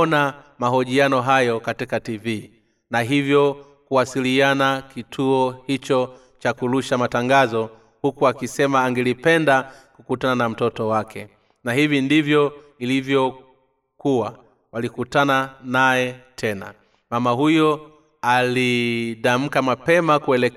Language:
Swahili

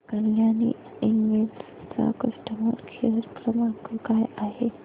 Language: Marathi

